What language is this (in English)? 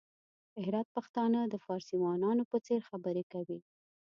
Pashto